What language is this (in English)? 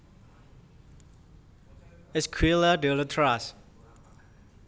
Javanese